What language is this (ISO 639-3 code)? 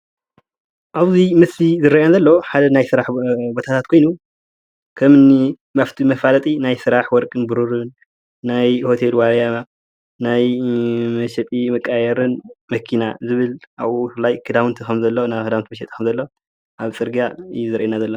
tir